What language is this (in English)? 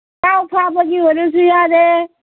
Manipuri